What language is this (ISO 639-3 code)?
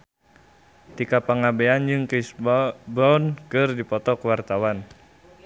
sun